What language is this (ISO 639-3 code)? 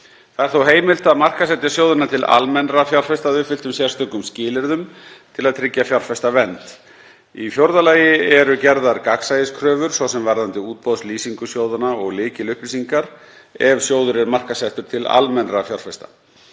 isl